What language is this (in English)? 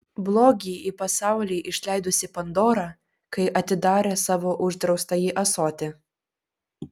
Lithuanian